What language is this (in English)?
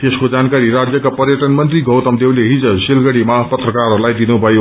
Nepali